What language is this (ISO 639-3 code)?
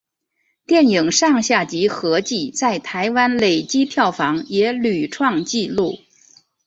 zho